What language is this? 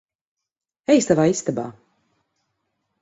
Latvian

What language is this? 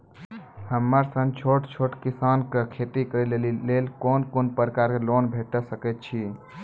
Maithili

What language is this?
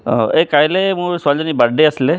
Assamese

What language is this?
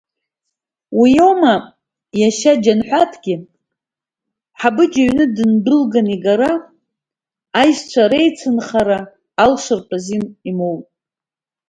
Abkhazian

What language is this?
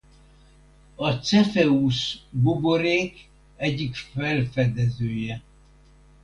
Hungarian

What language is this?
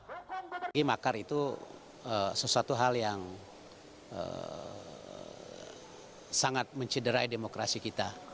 Indonesian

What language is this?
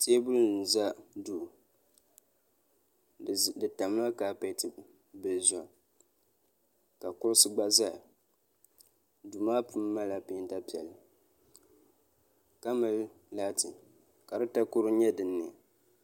Dagbani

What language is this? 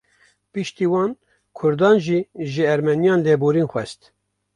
Kurdish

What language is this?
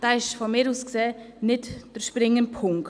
Swiss German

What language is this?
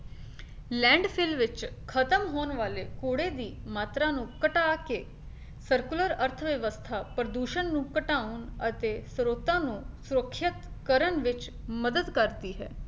Punjabi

